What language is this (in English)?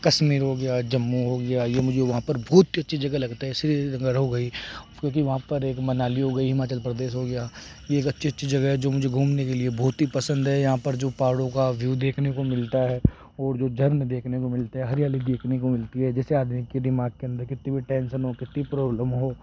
Hindi